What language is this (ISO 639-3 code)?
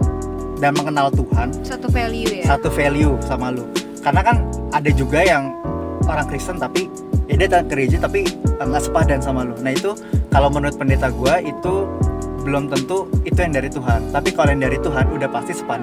ind